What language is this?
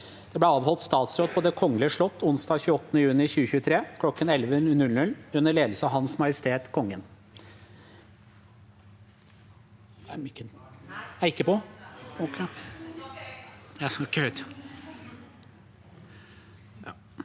Norwegian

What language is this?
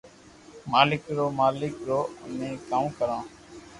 Loarki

